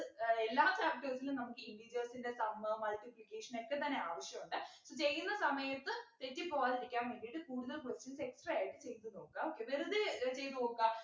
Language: Malayalam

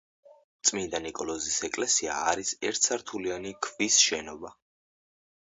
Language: Georgian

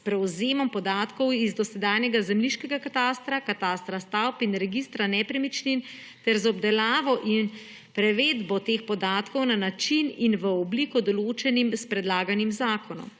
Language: Slovenian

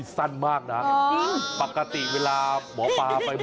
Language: Thai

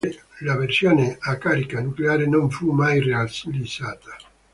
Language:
Italian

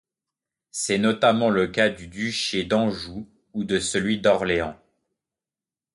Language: French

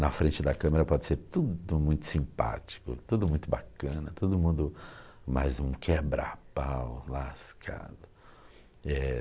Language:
Portuguese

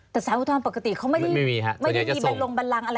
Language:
Thai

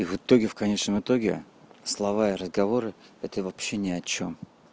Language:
Russian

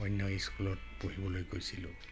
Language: Assamese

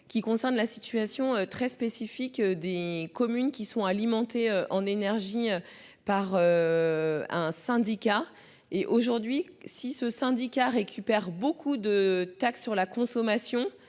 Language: French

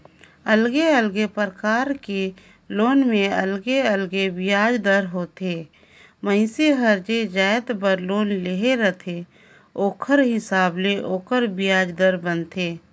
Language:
Chhattisgarhi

